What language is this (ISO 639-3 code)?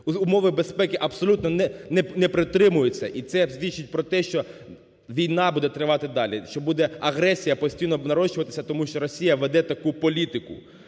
ukr